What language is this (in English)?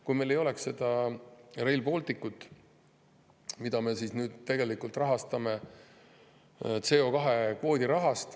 Estonian